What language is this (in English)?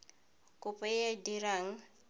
Tswana